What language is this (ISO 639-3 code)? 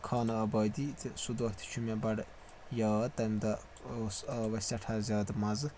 kas